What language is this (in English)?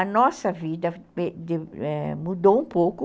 Portuguese